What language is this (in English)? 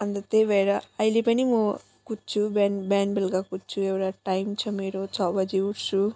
Nepali